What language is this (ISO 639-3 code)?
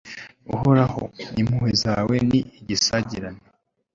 kin